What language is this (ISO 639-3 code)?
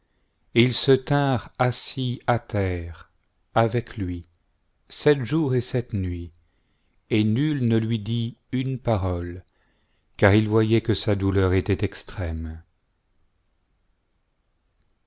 fra